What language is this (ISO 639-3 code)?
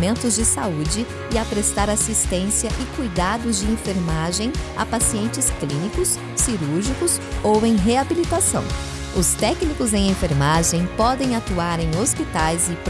por